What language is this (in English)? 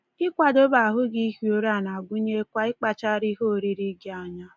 Igbo